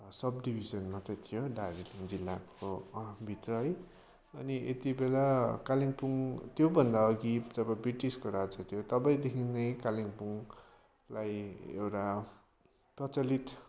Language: Nepali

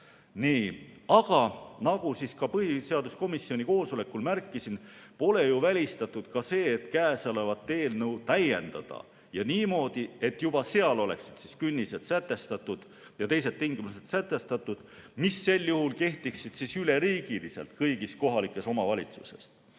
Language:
Estonian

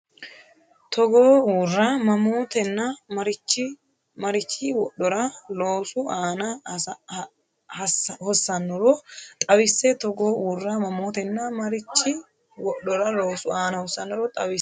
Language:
Sidamo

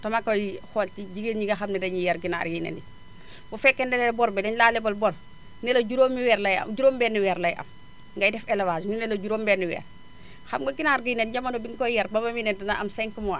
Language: Wolof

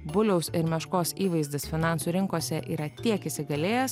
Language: Lithuanian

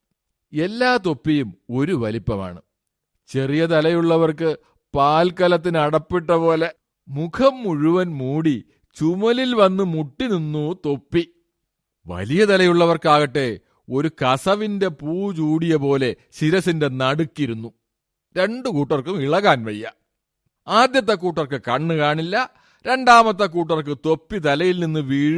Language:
Malayalam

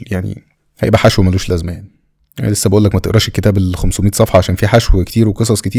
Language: Arabic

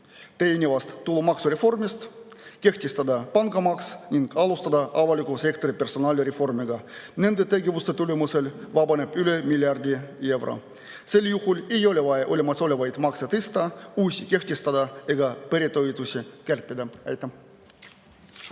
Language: Estonian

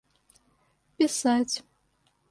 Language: Russian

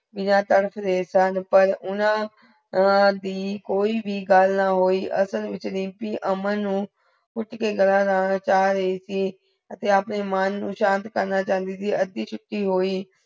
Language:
Punjabi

